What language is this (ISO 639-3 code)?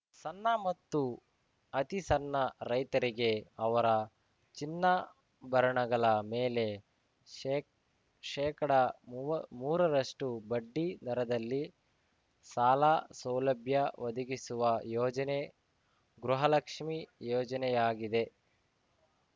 kan